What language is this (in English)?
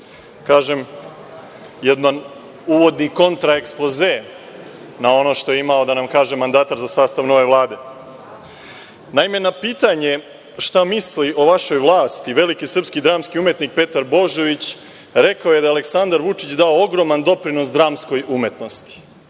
Serbian